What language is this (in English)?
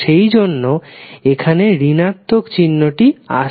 Bangla